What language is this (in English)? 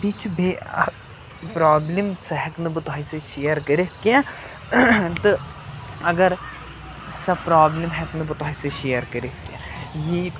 Kashmiri